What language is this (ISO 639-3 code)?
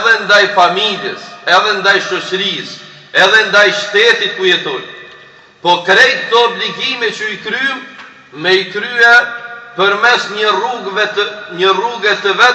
ron